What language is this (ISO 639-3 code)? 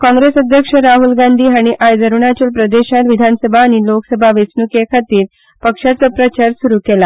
kok